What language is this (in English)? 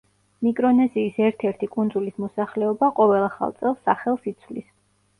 Georgian